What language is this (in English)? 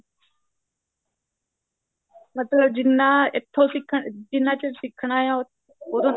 Punjabi